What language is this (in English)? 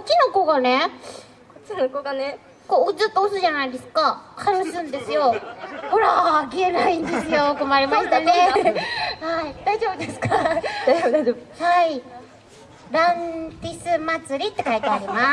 Japanese